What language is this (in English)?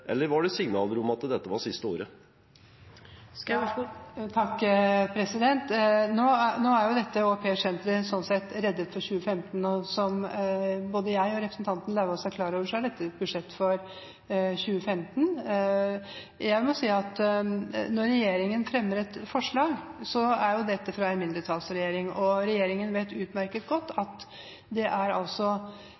Norwegian Bokmål